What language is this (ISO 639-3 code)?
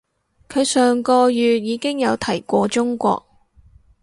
yue